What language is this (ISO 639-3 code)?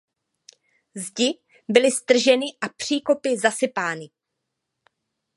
ces